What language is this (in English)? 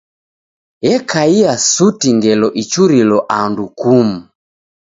Taita